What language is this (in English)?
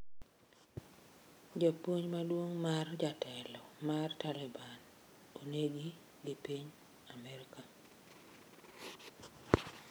Luo (Kenya and Tanzania)